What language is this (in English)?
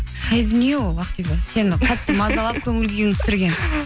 Kazakh